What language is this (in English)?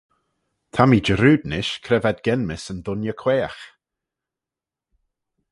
Manx